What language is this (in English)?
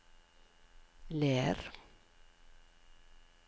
Norwegian